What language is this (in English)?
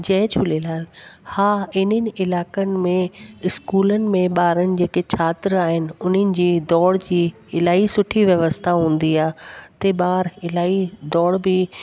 Sindhi